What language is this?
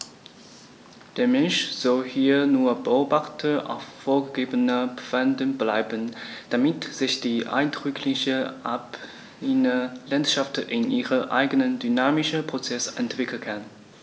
German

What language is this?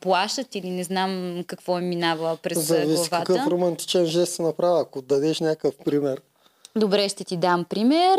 Bulgarian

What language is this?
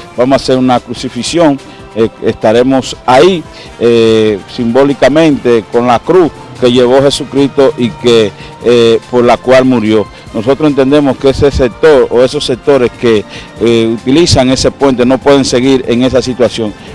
Spanish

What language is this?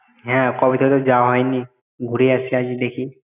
Bangla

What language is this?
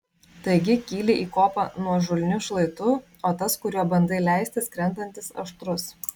Lithuanian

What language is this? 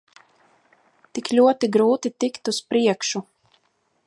Latvian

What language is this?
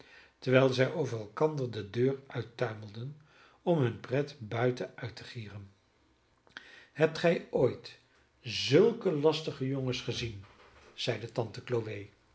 Dutch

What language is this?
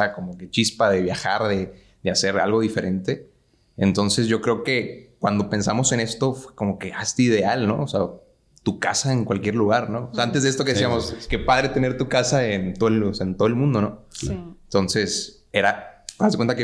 Spanish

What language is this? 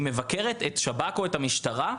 Hebrew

